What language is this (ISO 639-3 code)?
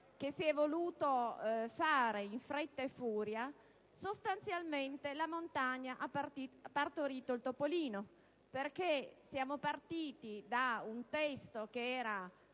ita